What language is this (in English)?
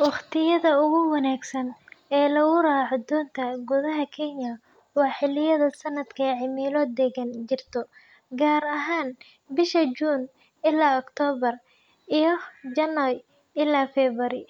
Somali